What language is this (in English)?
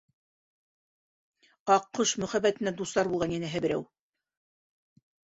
Bashkir